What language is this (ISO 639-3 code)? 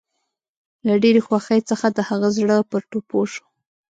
pus